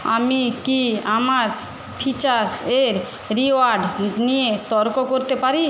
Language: Bangla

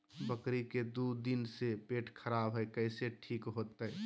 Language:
Magahi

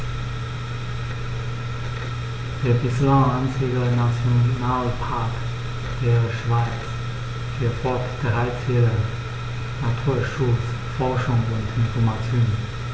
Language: German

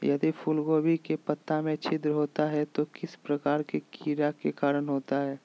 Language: Magahi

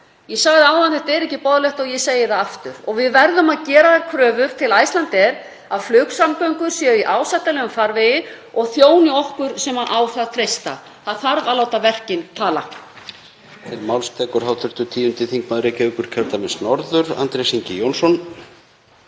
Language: Icelandic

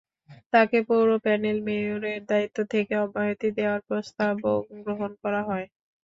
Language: Bangla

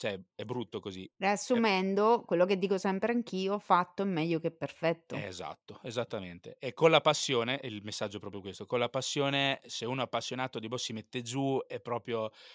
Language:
Italian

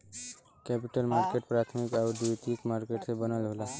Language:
Bhojpuri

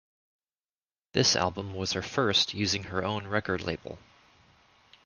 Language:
English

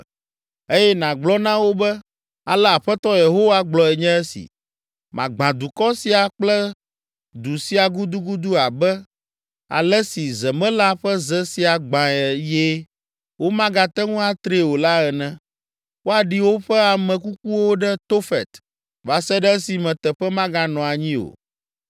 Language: Ewe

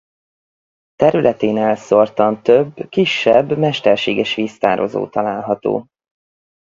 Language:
Hungarian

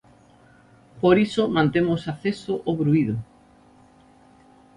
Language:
Galician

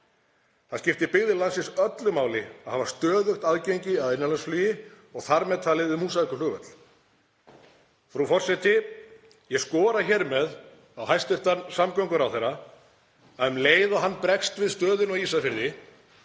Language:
Icelandic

